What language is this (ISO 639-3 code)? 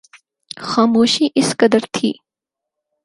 urd